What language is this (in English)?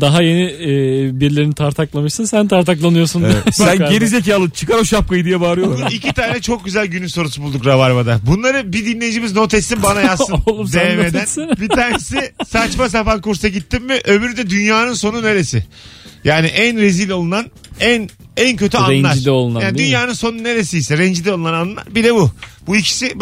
Turkish